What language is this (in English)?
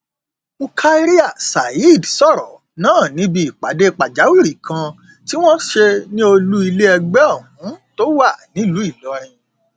Yoruba